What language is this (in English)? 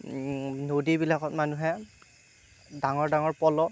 Assamese